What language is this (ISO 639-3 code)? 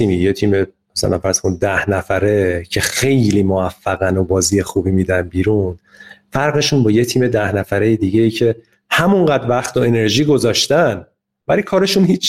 fas